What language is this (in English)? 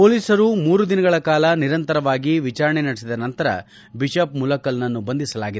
Kannada